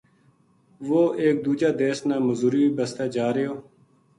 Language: Gujari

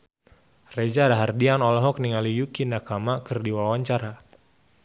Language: Sundanese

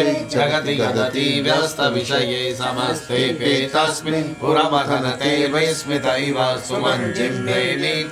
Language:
Romanian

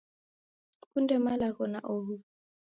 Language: Taita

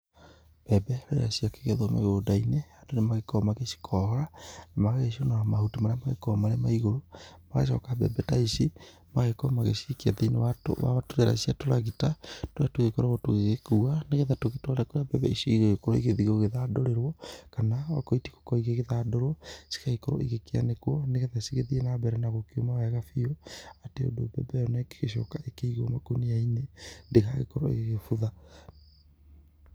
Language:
Kikuyu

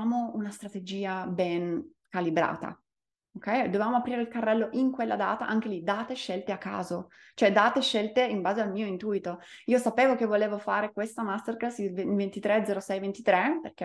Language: Italian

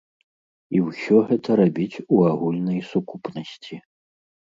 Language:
Belarusian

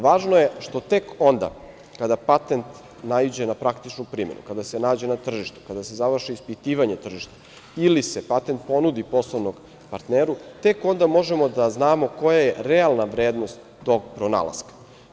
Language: Serbian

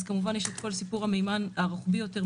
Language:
Hebrew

